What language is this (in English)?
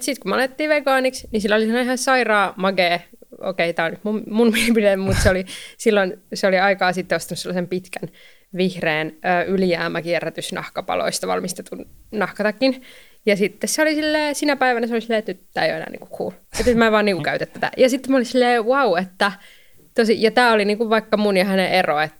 Finnish